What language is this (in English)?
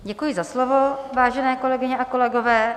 Czech